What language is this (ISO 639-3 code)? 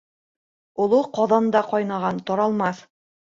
bak